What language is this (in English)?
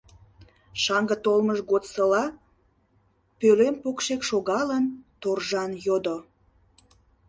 Mari